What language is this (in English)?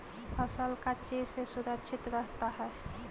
Magahi